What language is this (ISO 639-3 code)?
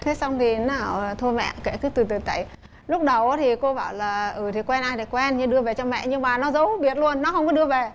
vie